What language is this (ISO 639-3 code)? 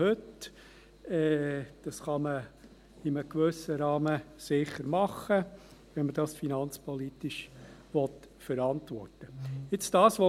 gsw